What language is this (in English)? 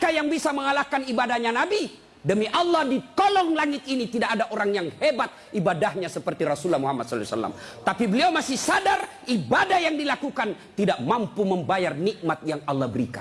Indonesian